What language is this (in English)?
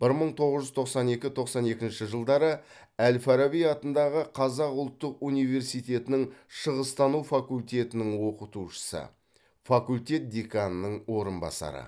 Kazakh